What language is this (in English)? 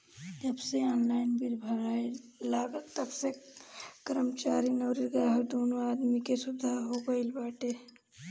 Bhojpuri